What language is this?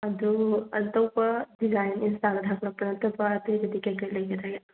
Manipuri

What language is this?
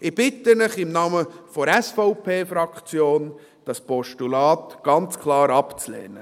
Swiss German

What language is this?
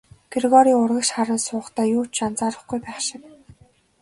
Mongolian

